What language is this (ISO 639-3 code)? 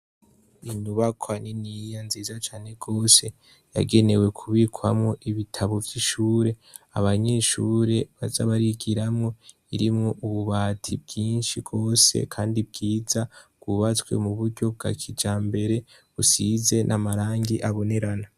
run